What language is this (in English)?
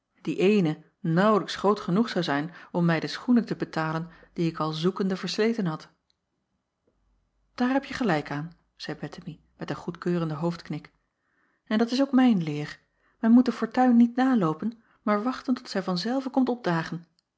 Dutch